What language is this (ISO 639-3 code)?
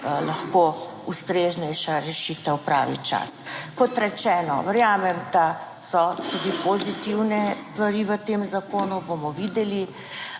slv